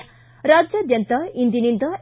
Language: Kannada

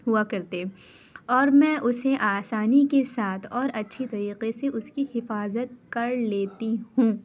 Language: Urdu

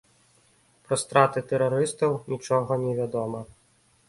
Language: Belarusian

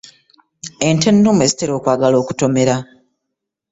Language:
Ganda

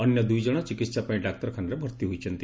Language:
Odia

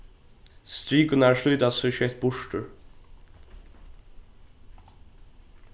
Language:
Faroese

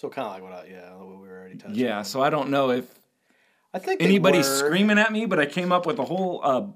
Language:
English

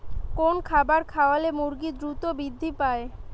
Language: Bangla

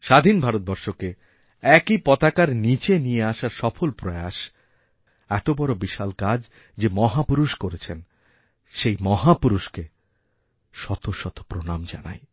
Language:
Bangla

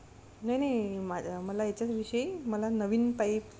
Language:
Marathi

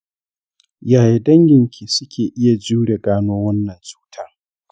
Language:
Hausa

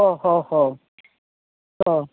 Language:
Malayalam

